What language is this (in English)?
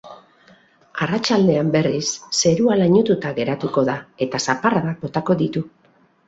Basque